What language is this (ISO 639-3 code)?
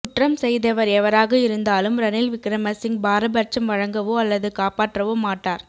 tam